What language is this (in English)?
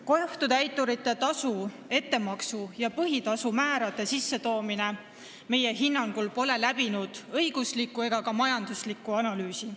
Estonian